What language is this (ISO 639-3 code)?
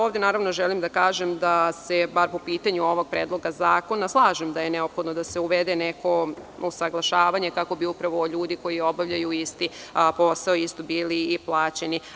srp